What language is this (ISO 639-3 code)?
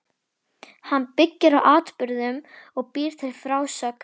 isl